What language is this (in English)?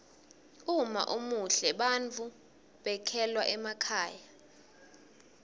Swati